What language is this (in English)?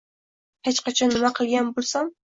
Uzbek